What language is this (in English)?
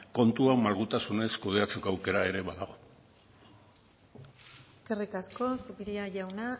Basque